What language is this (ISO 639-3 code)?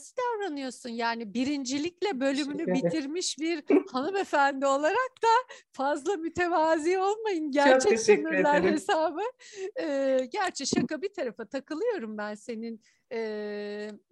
tur